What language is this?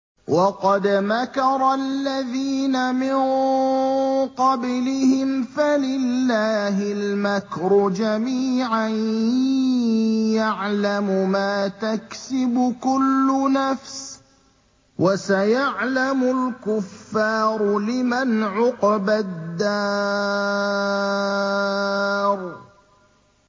Arabic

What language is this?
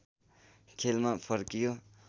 Nepali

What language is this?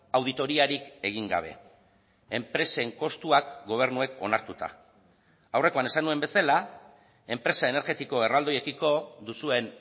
Basque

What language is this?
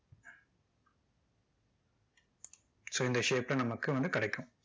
Tamil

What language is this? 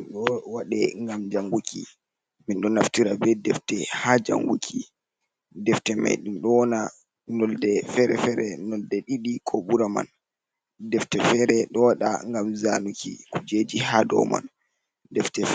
Fula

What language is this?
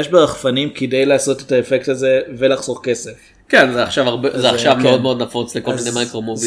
Hebrew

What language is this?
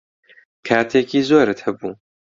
Central Kurdish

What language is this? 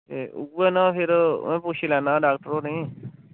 Dogri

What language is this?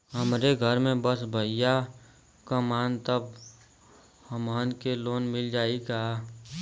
Bhojpuri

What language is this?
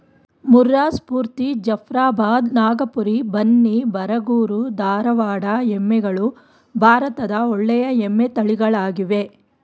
Kannada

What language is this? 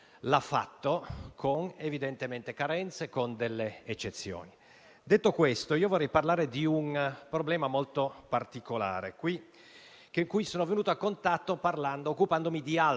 Italian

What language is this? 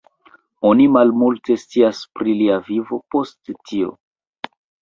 Esperanto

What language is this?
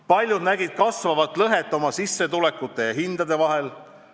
Estonian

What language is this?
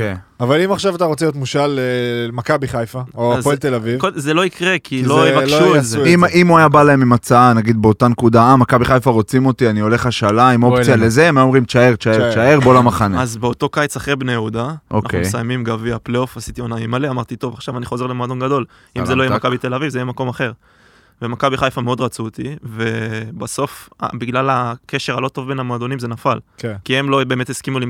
Hebrew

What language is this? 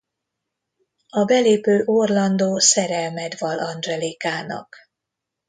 Hungarian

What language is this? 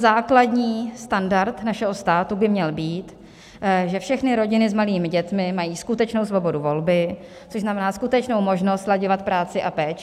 Czech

